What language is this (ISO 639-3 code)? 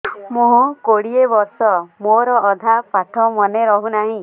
ori